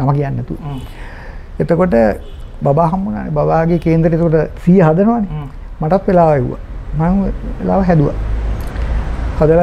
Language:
Hindi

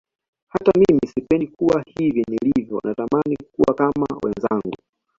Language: Swahili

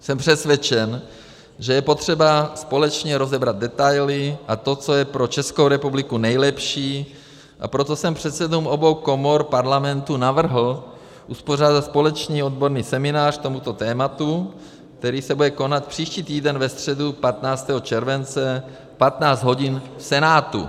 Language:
Czech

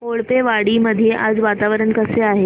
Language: Marathi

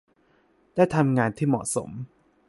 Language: Thai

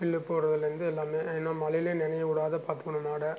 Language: Tamil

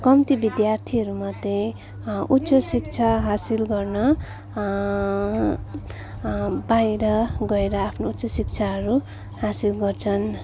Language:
Nepali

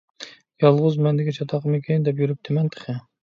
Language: Uyghur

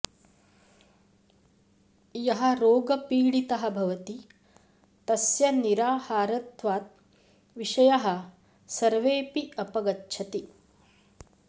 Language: Sanskrit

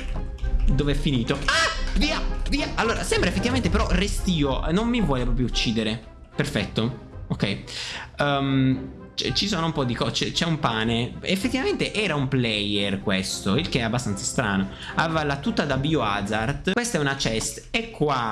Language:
Italian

